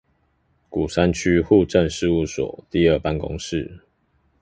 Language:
Chinese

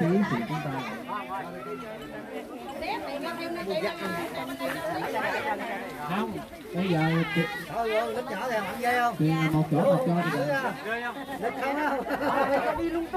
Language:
Vietnamese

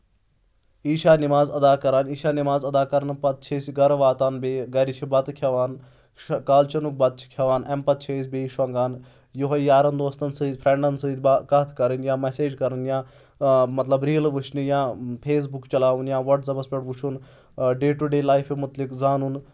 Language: Kashmiri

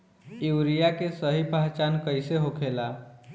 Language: Bhojpuri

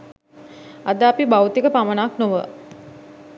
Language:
Sinhala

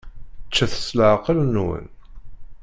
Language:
Kabyle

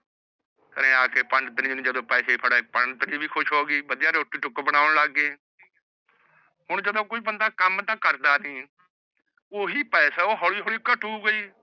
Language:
Punjabi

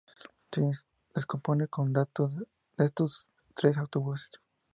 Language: Spanish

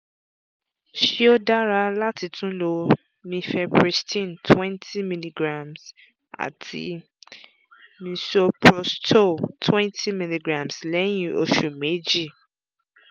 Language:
Yoruba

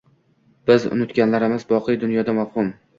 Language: Uzbek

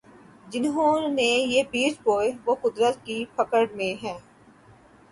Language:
Urdu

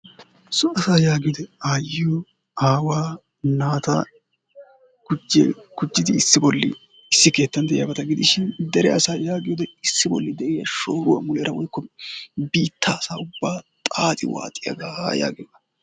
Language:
Wolaytta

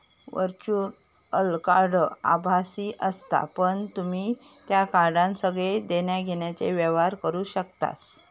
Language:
Marathi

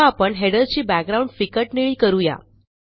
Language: Marathi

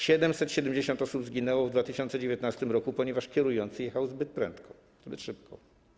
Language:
Polish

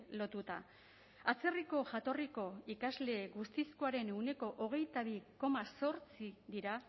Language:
Basque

